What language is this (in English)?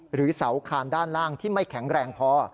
Thai